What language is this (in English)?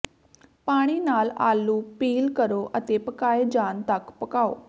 Punjabi